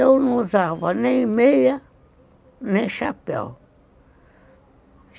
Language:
Portuguese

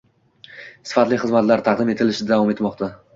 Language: Uzbek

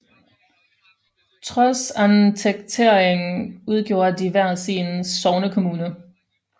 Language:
Danish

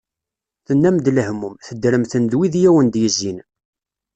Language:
Kabyle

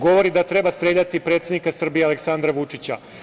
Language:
Serbian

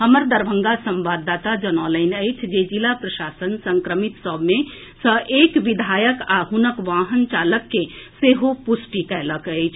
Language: Maithili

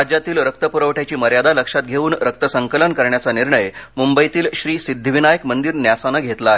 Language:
Marathi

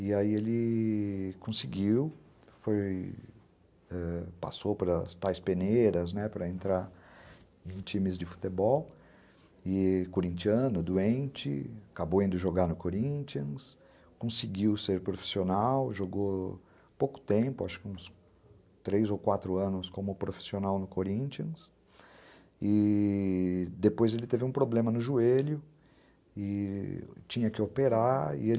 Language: Portuguese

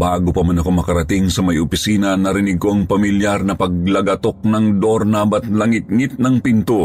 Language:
Filipino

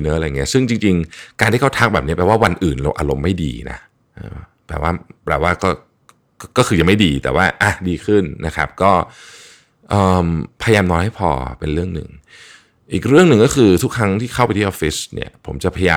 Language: Thai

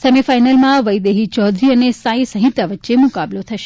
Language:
Gujarati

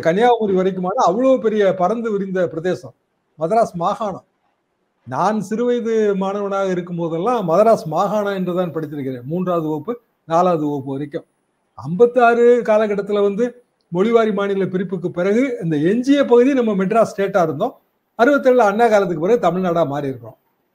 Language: Tamil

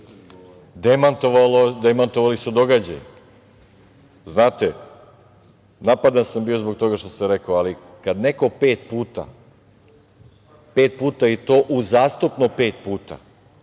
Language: Serbian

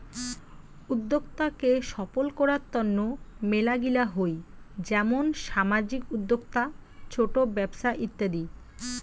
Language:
Bangla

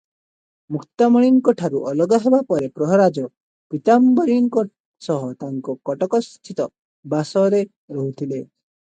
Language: Odia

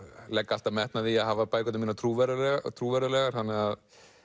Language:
Icelandic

